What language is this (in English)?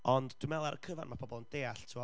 Welsh